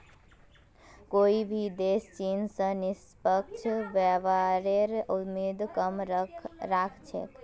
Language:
Magahi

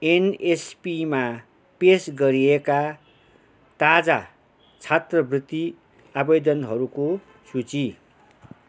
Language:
Nepali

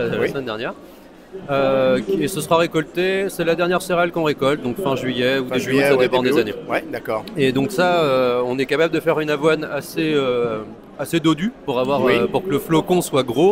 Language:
French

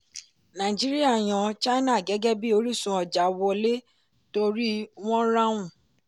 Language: Yoruba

